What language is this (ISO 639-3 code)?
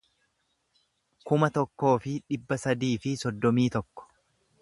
orm